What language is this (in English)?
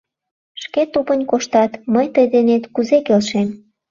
Mari